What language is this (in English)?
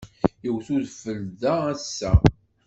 Kabyle